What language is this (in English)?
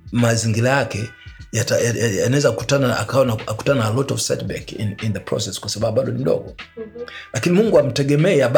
Swahili